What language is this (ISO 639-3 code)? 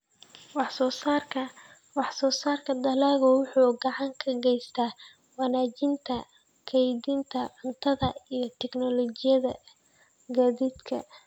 som